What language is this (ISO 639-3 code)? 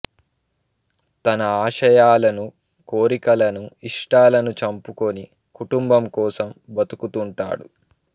tel